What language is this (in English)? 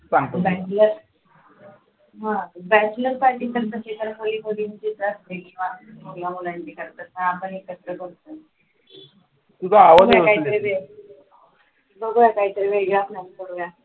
Marathi